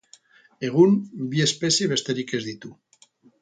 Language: Basque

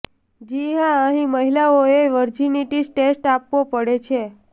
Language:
Gujarati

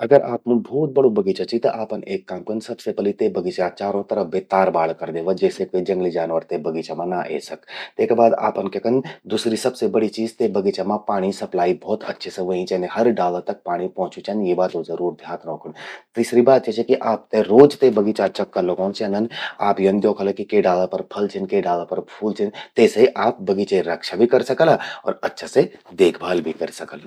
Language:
Garhwali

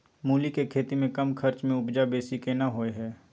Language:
Maithili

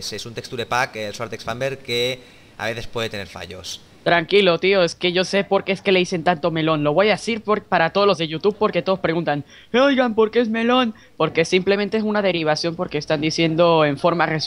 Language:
Spanish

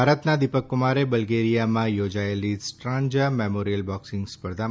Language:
Gujarati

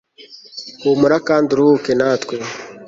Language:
Kinyarwanda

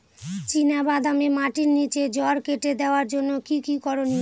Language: Bangla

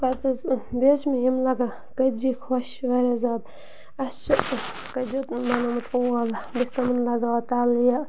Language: Kashmiri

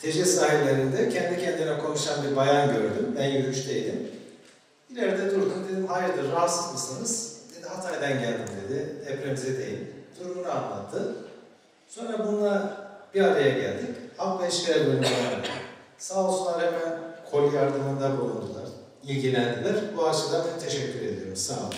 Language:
Turkish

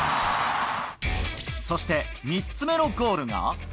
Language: Japanese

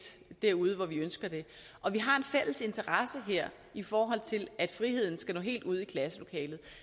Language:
Danish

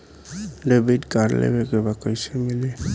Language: Bhojpuri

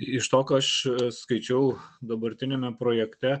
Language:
Lithuanian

